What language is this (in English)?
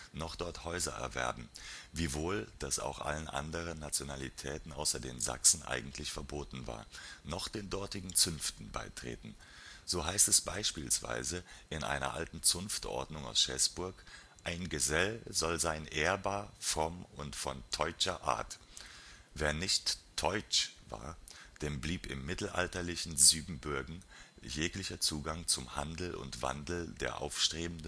German